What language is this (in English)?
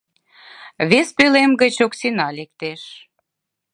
Mari